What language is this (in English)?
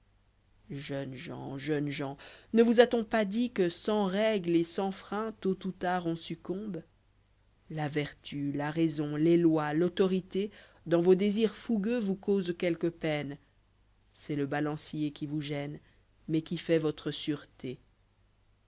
French